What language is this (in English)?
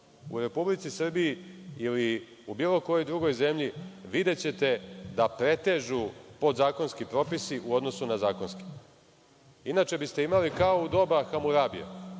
Serbian